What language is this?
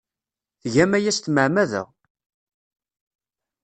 Kabyle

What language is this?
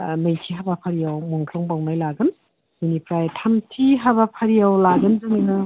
Bodo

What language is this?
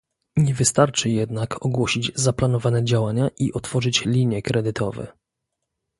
Polish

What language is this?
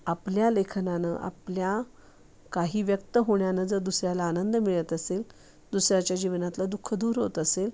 Marathi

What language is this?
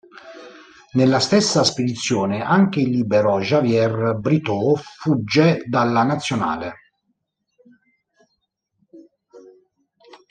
Italian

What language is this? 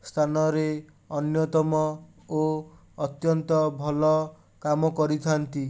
Odia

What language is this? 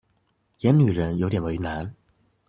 Chinese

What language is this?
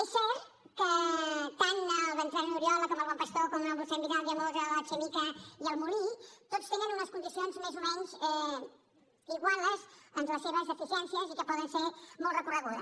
Catalan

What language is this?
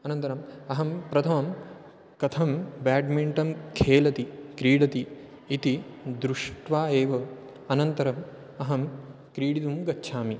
Sanskrit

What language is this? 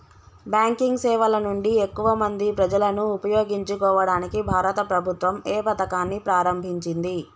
Telugu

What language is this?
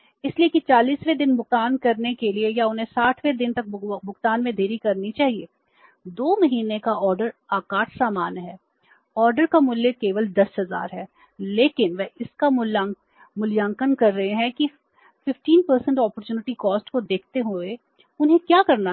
Hindi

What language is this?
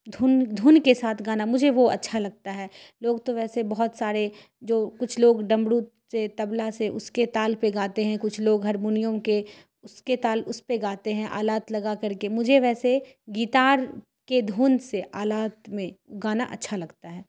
Urdu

